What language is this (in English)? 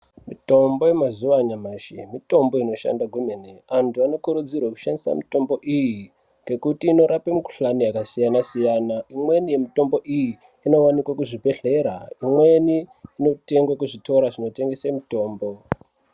Ndau